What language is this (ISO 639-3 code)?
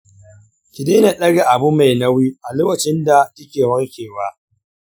hau